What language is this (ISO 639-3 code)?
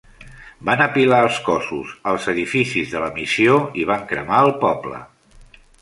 cat